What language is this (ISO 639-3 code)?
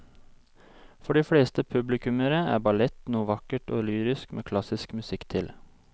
nor